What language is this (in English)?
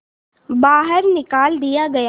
Hindi